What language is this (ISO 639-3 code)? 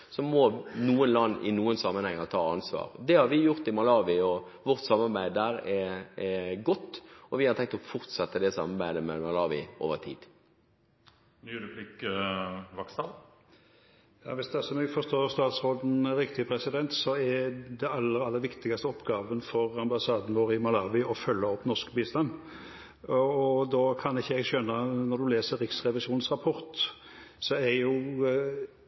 nob